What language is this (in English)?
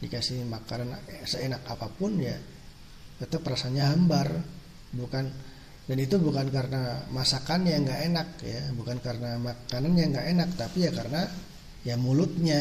Indonesian